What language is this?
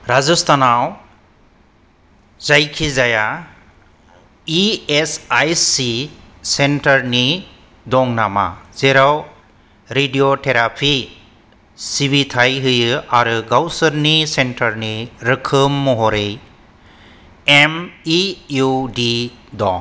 Bodo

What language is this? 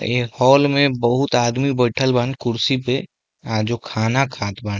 Bhojpuri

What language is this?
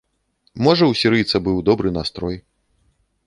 Belarusian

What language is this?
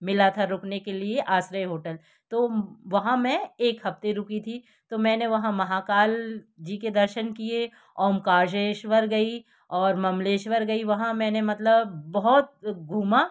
Hindi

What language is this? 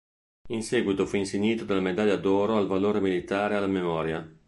Italian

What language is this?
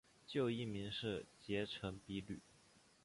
Chinese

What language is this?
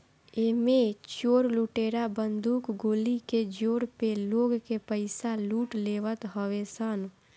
Bhojpuri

